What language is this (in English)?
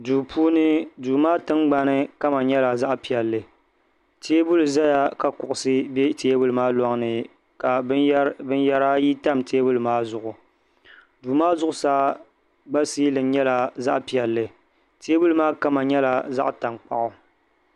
Dagbani